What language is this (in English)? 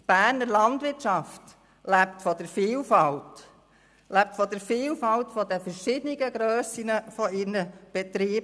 Swiss German